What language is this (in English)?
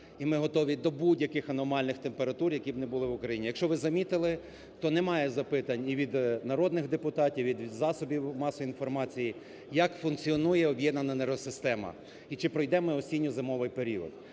Ukrainian